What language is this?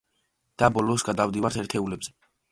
Georgian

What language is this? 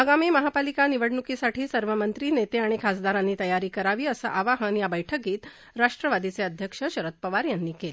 Marathi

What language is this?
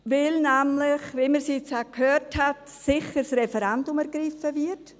Swiss German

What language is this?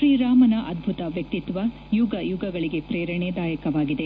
Kannada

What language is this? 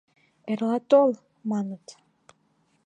Mari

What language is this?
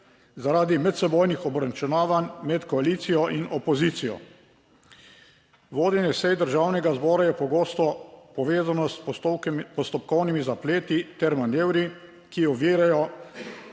Slovenian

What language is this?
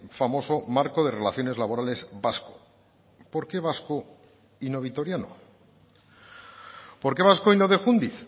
Spanish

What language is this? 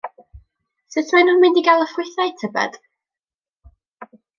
Welsh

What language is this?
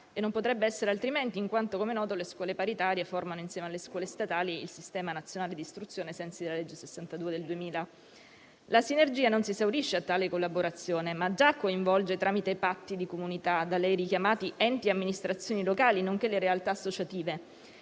Italian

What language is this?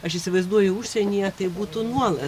Lithuanian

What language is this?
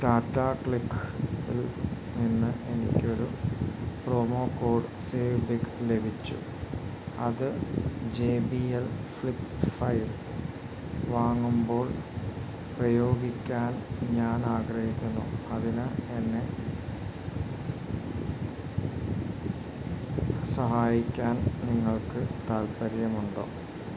Malayalam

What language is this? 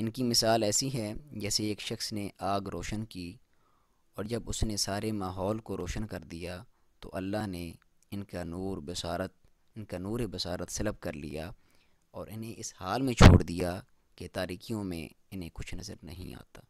Hindi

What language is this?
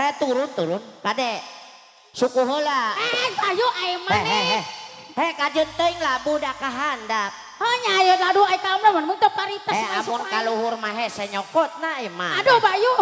Indonesian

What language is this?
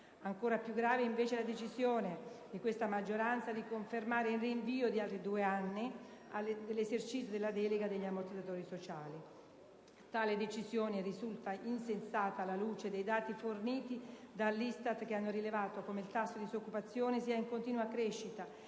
Italian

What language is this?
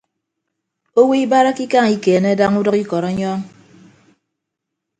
Ibibio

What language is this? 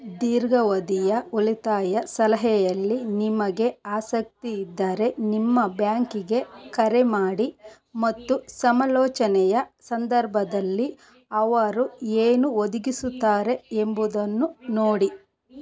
Kannada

